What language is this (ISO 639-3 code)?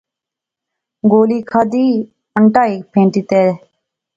phr